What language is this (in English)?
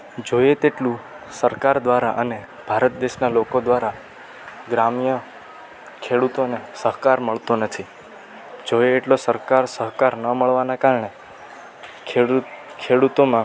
Gujarati